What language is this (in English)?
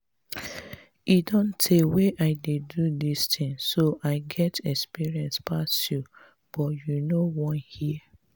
Nigerian Pidgin